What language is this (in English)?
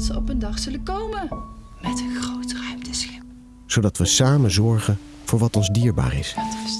Dutch